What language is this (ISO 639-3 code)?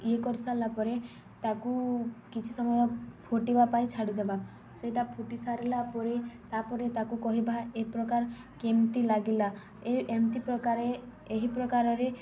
ori